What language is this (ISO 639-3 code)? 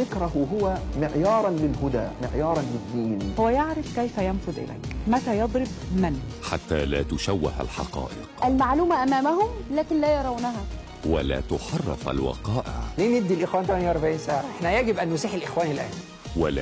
ara